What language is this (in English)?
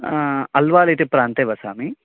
Sanskrit